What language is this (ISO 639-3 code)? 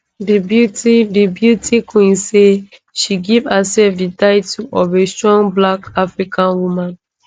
pcm